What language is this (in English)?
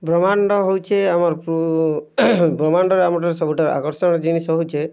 Odia